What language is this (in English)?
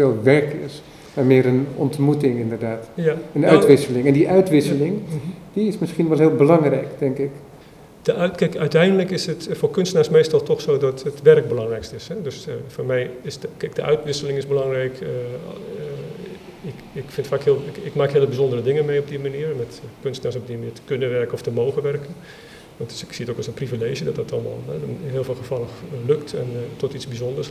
Dutch